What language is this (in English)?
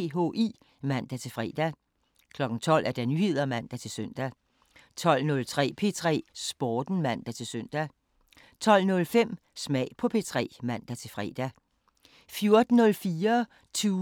Danish